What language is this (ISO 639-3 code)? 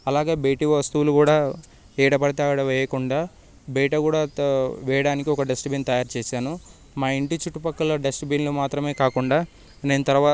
tel